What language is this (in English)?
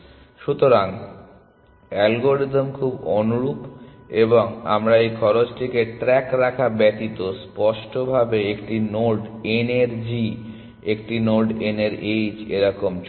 Bangla